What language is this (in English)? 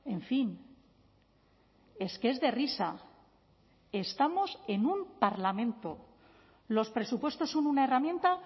Spanish